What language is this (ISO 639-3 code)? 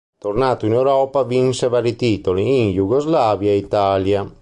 ita